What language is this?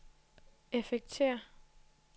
Danish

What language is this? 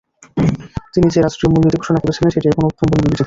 Bangla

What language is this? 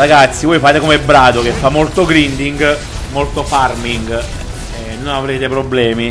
Italian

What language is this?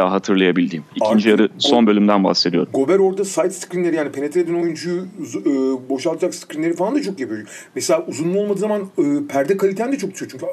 Turkish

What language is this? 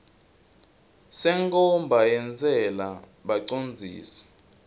Swati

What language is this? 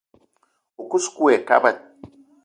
Eton (Cameroon)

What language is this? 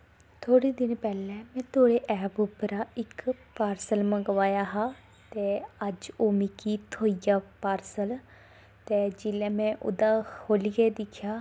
Dogri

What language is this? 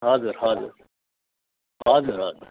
Nepali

